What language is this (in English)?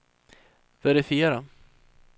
Swedish